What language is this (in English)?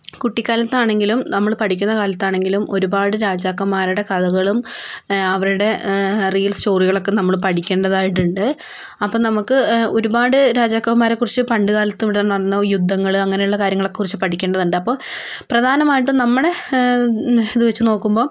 Malayalam